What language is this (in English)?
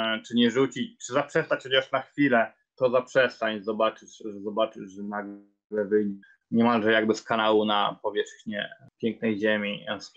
Polish